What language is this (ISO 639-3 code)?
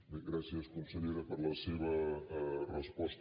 cat